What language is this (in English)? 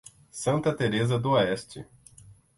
Portuguese